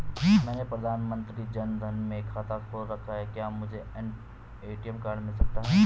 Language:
Hindi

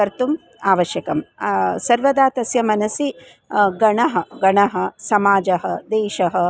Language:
Sanskrit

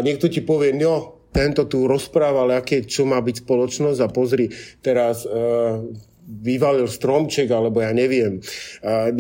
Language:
Slovak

